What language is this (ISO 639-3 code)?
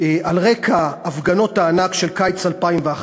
heb